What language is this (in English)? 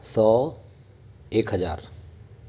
Hindi